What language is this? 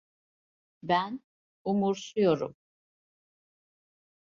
Turkish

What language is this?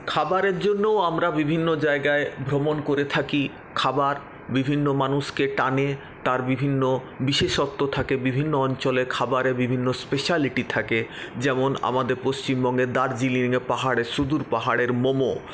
Bangla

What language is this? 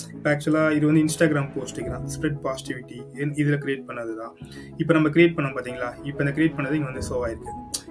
Tamil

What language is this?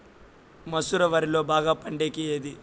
Telugu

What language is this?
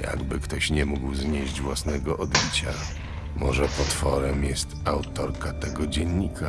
Polish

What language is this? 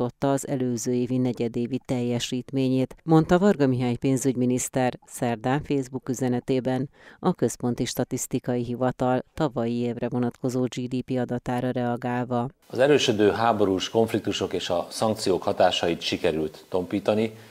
Hungarian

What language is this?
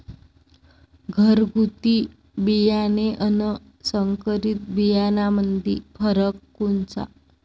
Marathi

